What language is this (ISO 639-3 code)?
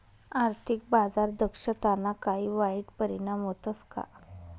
mar